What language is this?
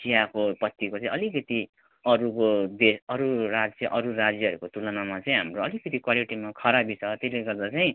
Nepali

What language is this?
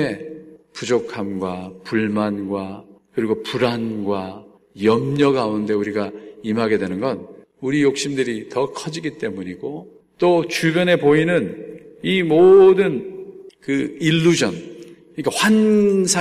Korean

